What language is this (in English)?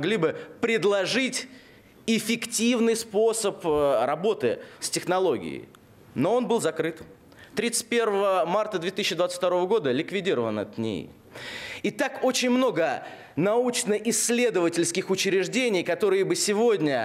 Russian